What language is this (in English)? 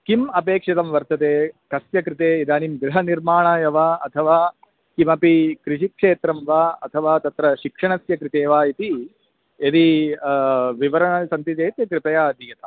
Sanskrit